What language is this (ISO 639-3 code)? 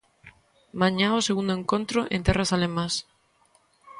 glg